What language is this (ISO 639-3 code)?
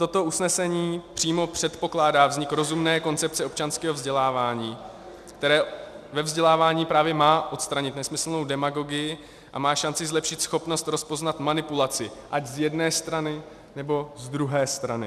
ces